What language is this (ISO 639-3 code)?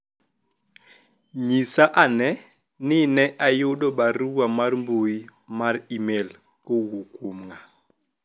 luo